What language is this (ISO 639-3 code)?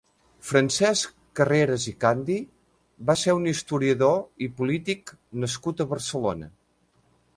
cat